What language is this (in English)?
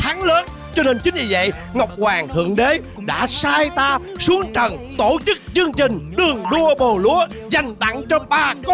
Vietnamese